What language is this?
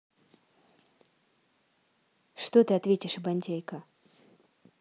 Russian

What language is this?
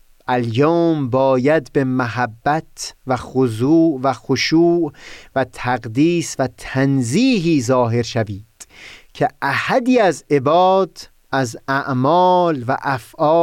Persian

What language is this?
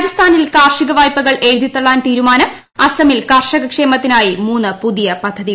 Malayalam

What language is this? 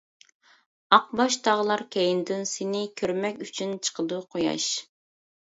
Uyghur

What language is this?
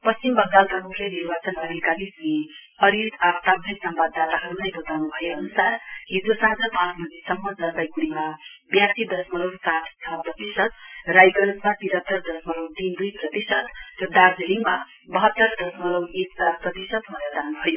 Nepali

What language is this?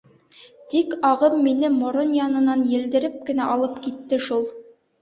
Bashkir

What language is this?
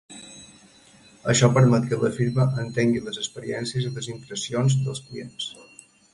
Catalan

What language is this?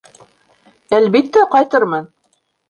Bashkir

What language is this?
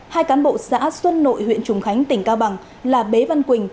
Vietnamese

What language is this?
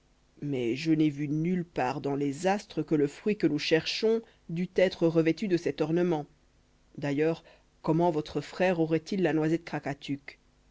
French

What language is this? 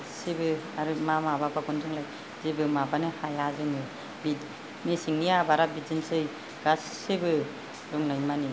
Bodo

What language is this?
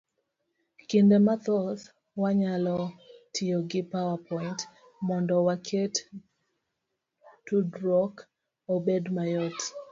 Luo (Kenya and Tanzania)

